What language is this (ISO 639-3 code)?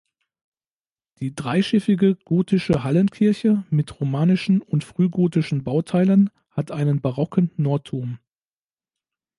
deu